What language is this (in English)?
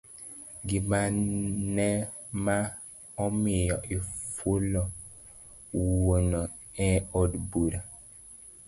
Luo (Kenya and Tanzania)